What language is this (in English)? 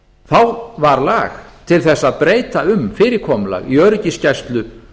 Icelandic